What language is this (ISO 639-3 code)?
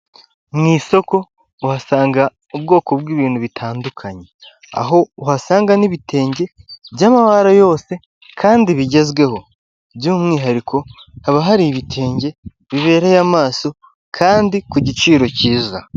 kin